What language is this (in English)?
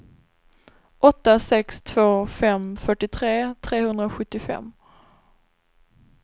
Swedish